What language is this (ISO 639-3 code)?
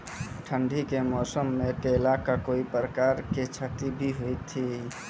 mai